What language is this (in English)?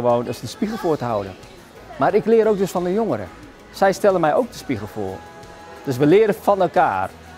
Dutch